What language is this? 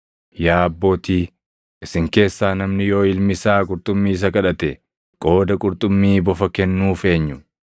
Oromo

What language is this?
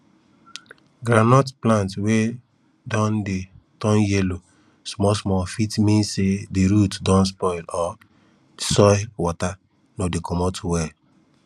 Nigerian Pidgin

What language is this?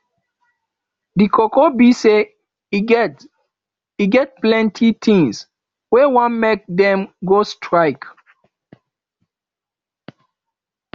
Nigerian Pidgin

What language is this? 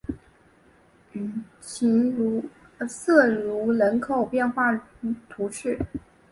Chinese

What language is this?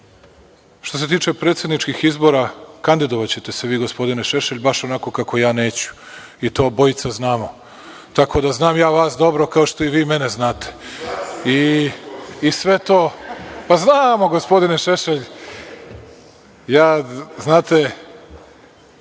Serbian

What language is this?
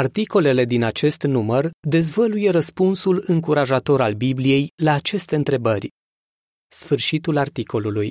Romanian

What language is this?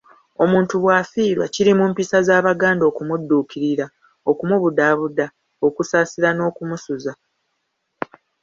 Ganda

